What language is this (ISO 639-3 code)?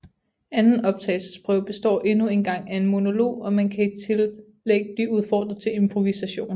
dan